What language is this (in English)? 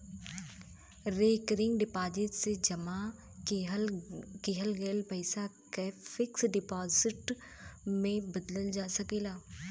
Bhojpuri